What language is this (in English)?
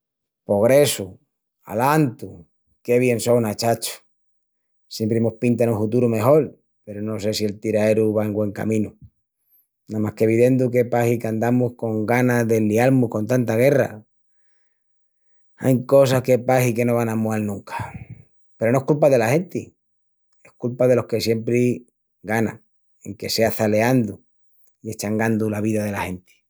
Extremaduran